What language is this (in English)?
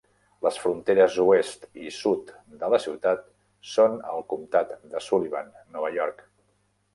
Catalan